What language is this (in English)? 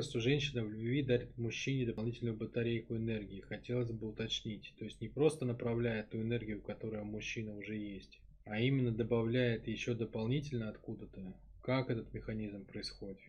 Russian